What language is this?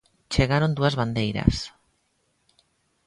Galician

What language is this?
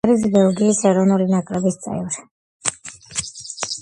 Georgian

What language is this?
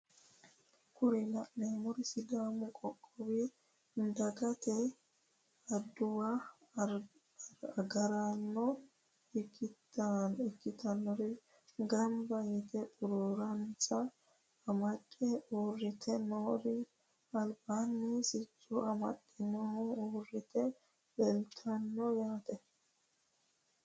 Sidamo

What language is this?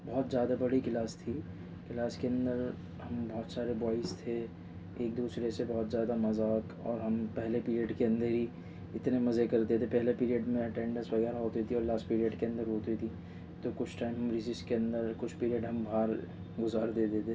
Urdu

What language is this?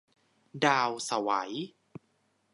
Thai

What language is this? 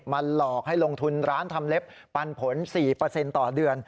Thai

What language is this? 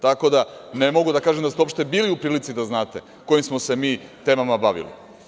Serbian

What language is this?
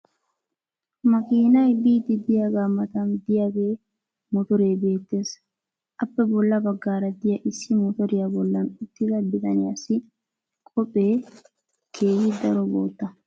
Wolaytta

